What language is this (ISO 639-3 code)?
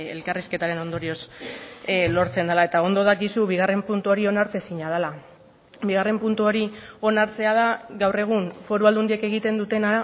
eus